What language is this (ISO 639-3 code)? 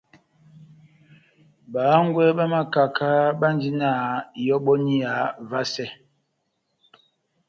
bnm